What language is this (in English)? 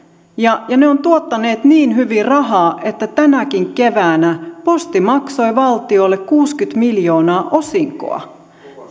Finnish